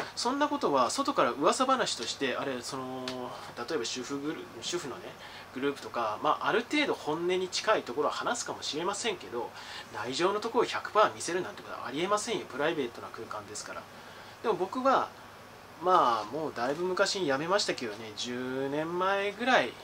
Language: Japanese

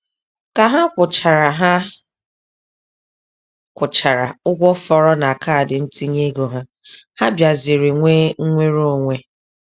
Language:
Igbo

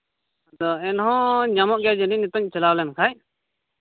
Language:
Santali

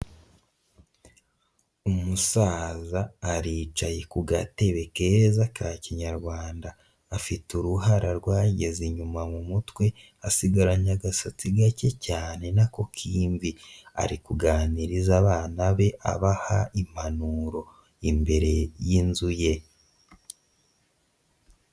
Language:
Kinyarwanda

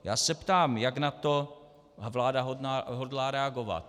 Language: Czech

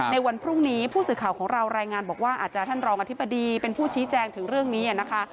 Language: Thai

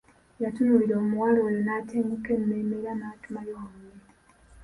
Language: Ganda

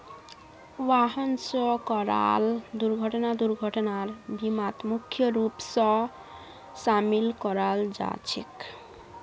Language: Magahi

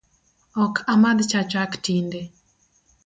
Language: Luo (Kenya and Tanzania)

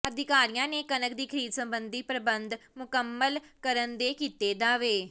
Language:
Punjabi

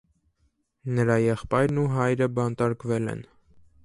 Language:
Armenian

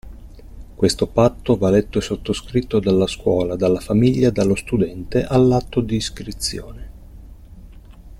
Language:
Italian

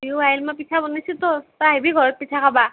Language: Assamese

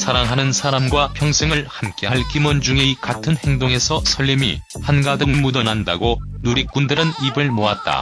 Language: Korean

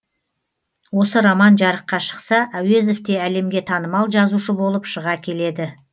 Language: Kazakh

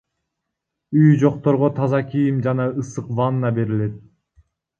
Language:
Kyrgyz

